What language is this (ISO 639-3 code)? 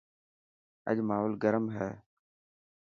mki